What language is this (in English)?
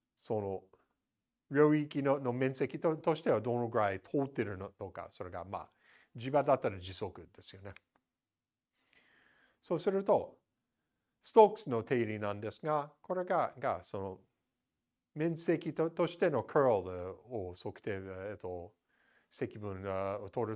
Japanese